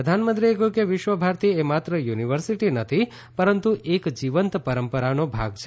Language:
Gujarati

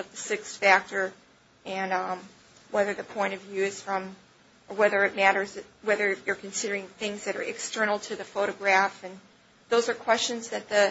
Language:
English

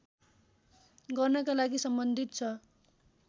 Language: Nepali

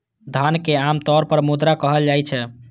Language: Maithili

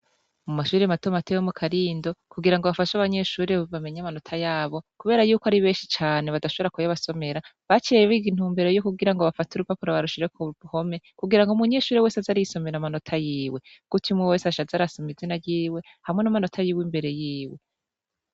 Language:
Rundi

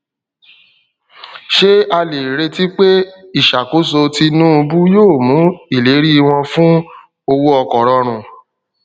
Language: Yoruba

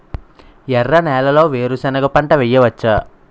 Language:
Telugu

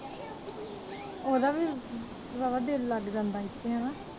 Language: Punjabi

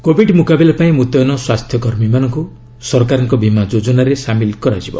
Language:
Odia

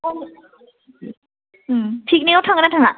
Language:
Bodo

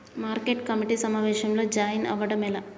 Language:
Telugu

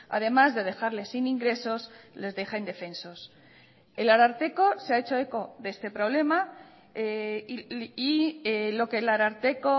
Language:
Spanish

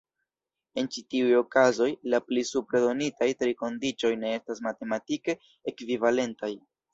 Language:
Esperanto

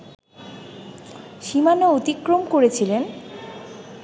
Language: Bangla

